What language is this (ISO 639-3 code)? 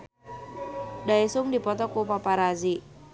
sun